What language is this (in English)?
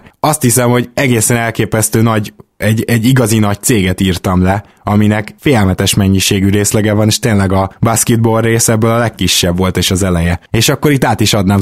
Hungarian